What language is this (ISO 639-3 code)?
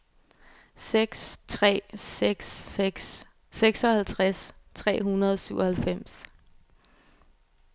dan